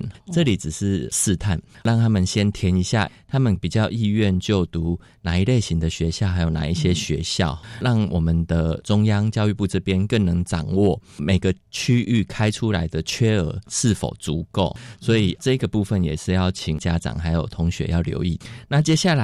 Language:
Chinese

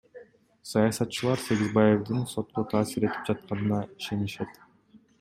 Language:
Kyrgyz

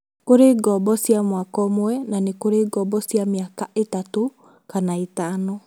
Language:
Kikuyu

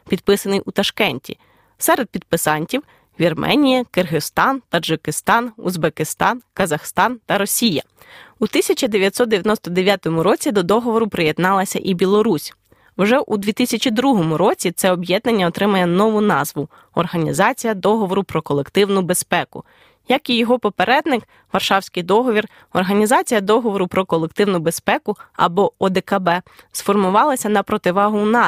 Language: Ukrainian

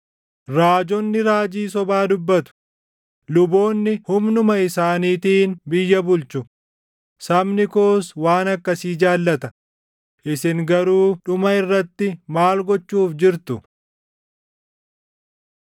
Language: Oromo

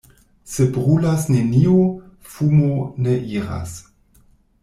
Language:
Esperanto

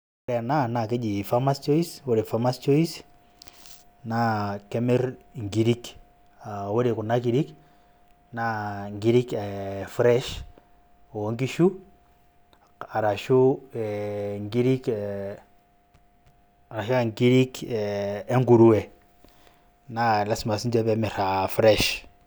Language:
Masai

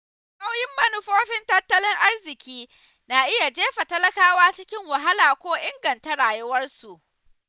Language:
Hausa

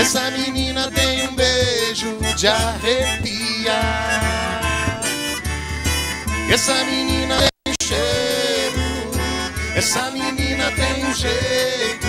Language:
Portuguese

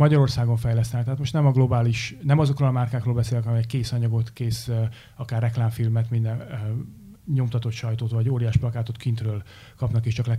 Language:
Hungarian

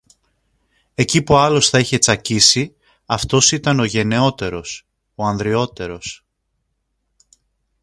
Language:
Greek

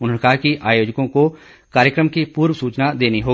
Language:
Hindi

